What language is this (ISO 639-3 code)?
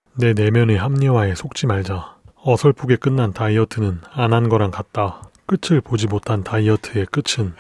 kor